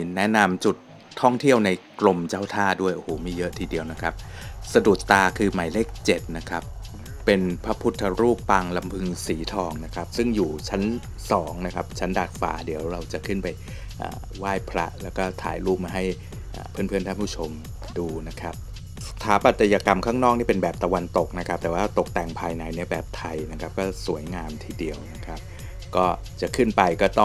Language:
Thai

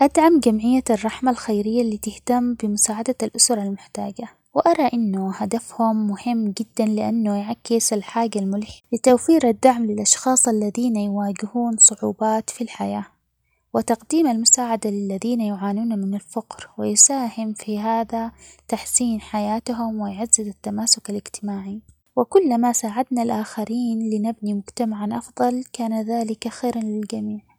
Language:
Omani Arabic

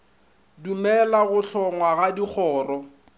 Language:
Northern Sotho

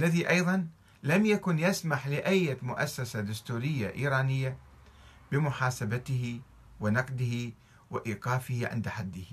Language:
Arabic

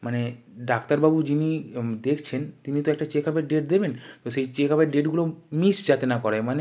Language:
Bangla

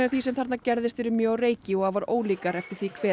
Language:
Icelandic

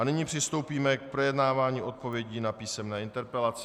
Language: Czech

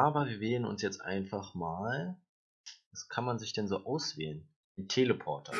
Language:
German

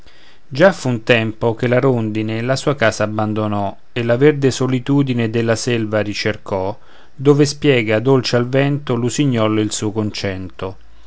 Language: Italian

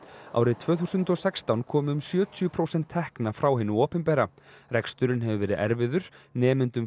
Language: Icelandic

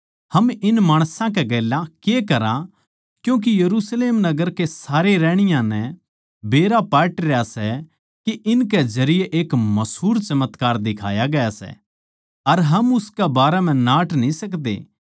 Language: Haryanvi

